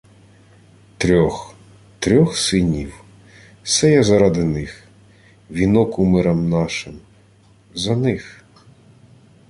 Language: Ukrainian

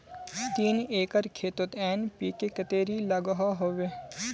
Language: Magahi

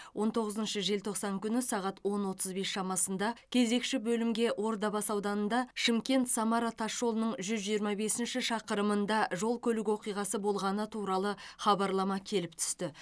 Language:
Kazakh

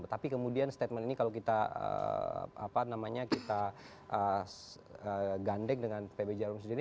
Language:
Indonesian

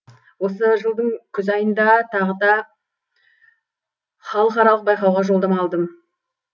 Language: Kazakh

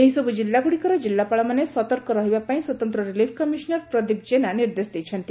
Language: Odia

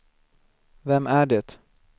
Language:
Swedish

